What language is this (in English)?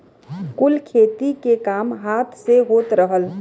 Bhojpuri